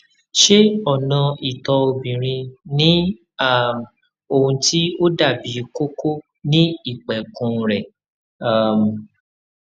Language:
Yoruba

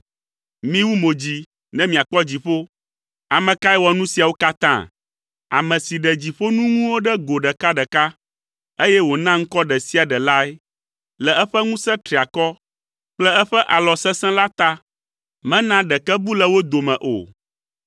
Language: Ewe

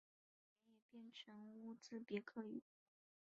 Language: Chinese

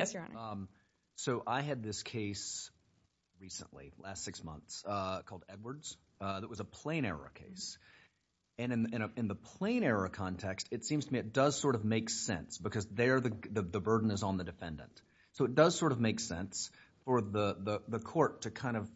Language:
English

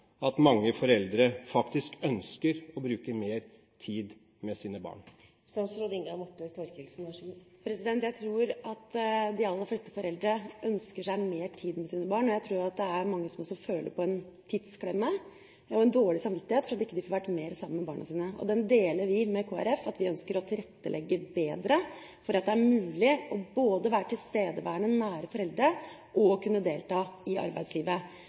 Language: Norwegian Bokmål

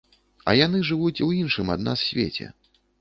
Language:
Belarusian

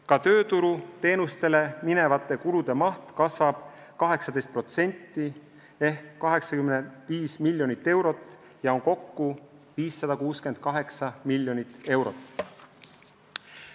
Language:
Estonian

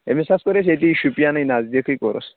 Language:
Kashmiri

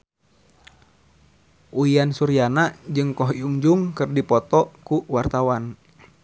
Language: Sundanese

